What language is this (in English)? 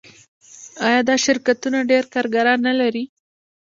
Pashto